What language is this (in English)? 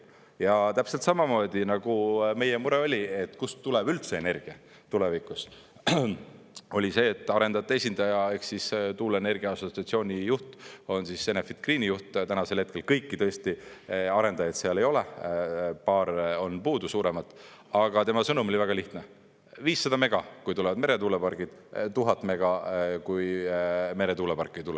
Estonian